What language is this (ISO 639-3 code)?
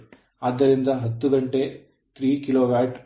kan